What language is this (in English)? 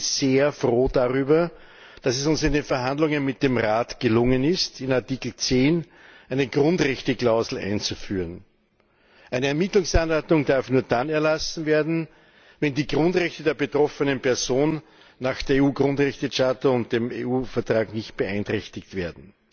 German